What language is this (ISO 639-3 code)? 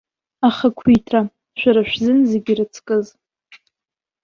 abk